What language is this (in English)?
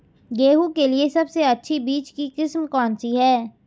Hindi